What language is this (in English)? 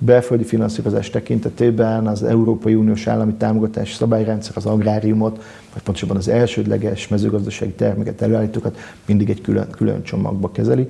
Hungarian